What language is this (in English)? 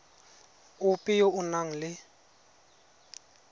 Tswana